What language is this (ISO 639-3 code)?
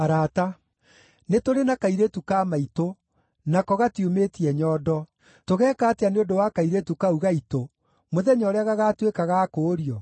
kik